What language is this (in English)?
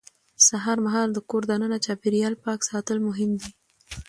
Pashto